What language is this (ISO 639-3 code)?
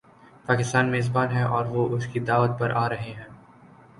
urd